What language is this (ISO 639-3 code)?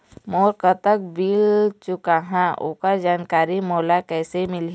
hne